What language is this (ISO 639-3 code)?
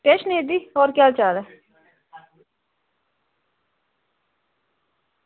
doi